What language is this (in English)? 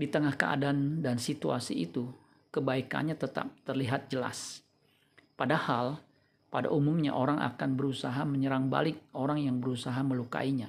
Indonesian